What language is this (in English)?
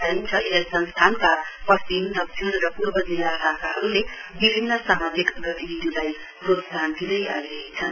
Nepali